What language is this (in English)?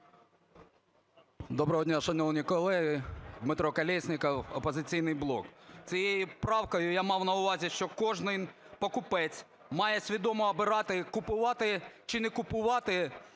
Ukrainian